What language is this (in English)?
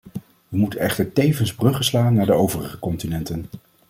Dutch